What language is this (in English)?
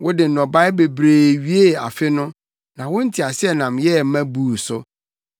Akan